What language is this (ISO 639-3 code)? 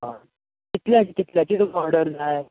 kok